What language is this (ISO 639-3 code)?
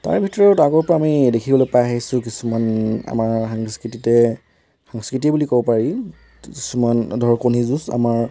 asm